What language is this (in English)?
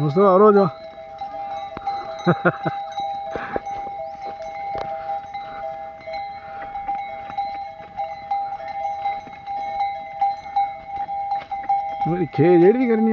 Arabic